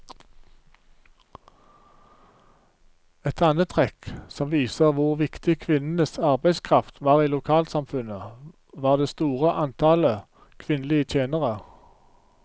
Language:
Norwegian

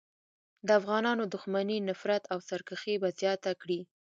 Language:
Pashto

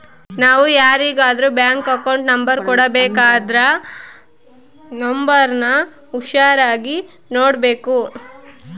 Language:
Kannada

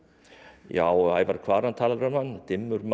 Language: Icelandic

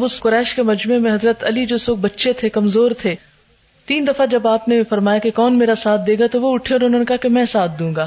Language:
Urdu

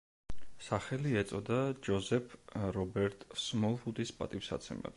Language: Georgian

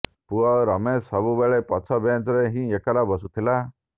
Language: Odia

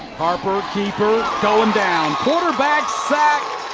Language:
English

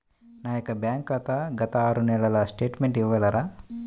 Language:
Telugu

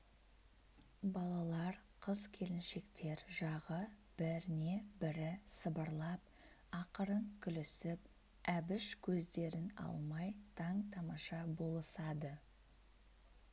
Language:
Kazakh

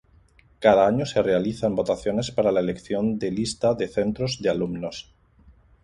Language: Spanish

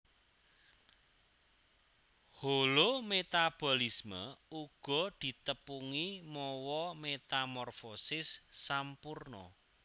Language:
Javanese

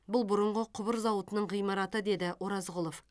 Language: Kazakh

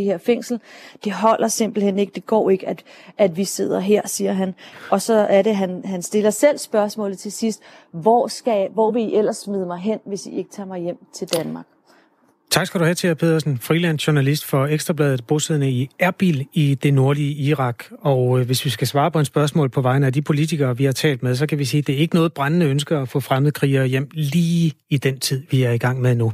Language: Danish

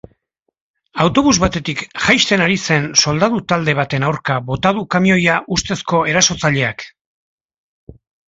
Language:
Basque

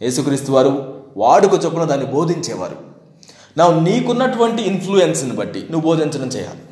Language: Telugu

